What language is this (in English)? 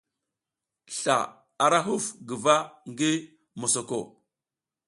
South Giziga